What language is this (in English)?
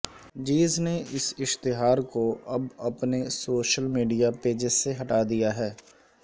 Urdu